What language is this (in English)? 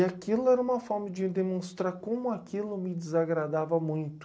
Portuguese